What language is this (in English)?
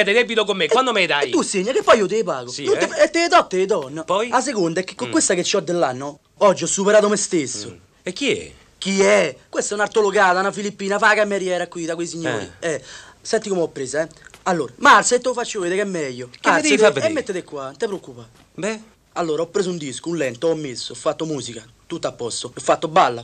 Italian